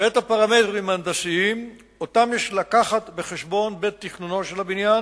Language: Hebrew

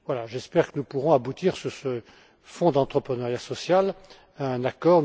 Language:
French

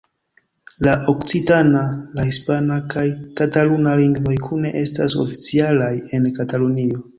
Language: Esperanto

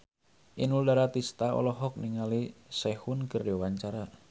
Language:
Sundanese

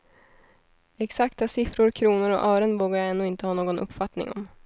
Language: Swedish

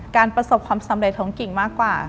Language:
Thai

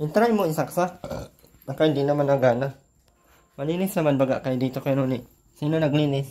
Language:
Filipino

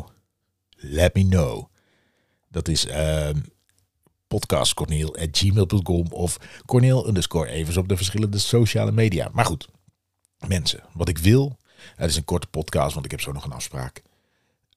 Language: Dutch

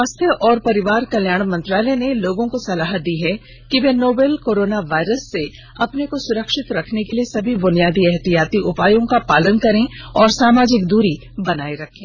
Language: Hindi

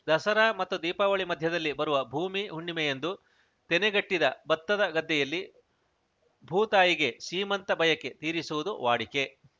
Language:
Kannada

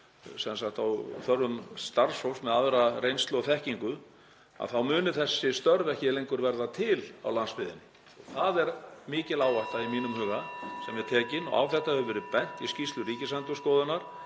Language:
Icelandic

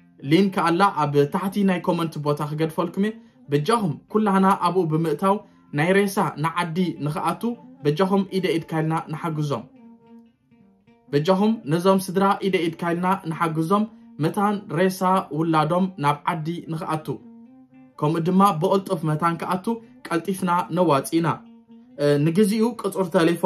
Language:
Arabic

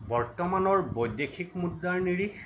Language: Assamese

